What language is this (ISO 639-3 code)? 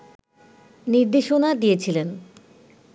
ben